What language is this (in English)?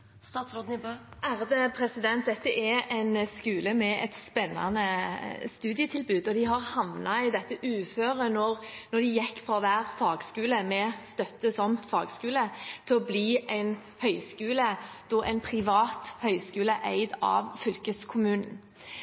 Norwegian Bokmål